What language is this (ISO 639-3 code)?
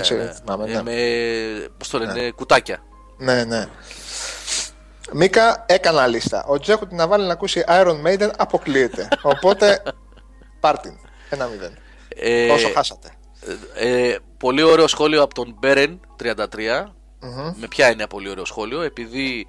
ell